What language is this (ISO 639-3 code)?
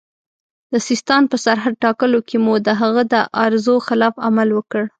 pus